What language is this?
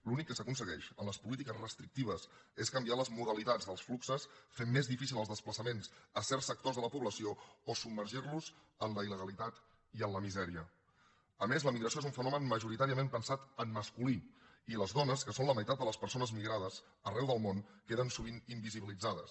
Catalan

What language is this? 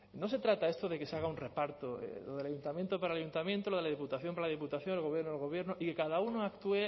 Spanish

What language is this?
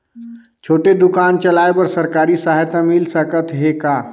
Chhattisgarhi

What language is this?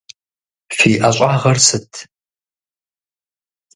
Kabardian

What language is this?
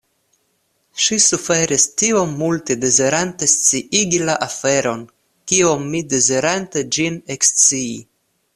Esperanto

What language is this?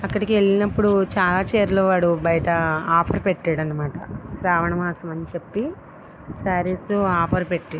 Telugu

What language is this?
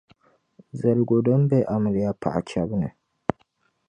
Dagbani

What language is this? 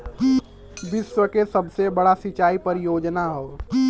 Bhojpuri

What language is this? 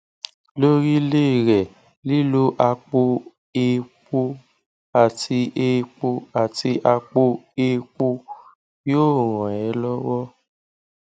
Yoruba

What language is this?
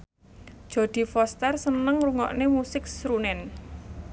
Javanese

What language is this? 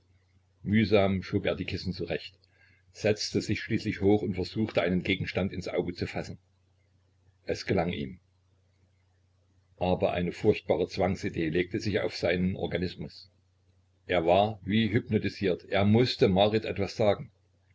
German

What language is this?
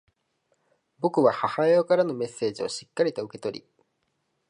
Japanese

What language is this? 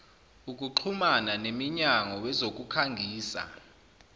Zulu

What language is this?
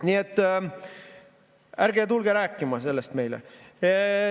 Estonian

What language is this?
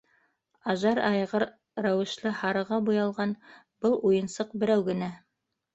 Bashkir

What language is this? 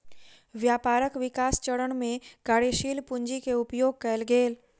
Maithili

